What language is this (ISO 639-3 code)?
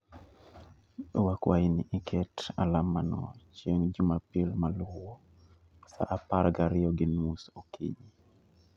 luo